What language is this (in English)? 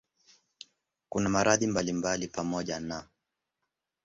Swahili